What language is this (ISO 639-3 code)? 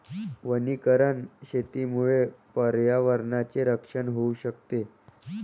mar